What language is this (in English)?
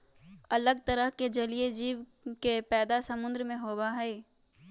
Magahi